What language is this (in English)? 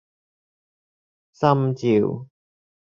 Cantonese